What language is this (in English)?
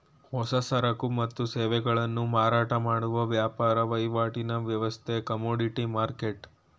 Kannada